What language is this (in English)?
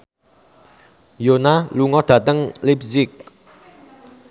Javanese